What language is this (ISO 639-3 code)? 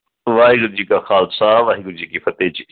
pan